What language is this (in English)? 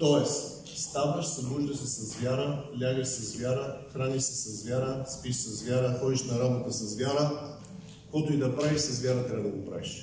Bulgarian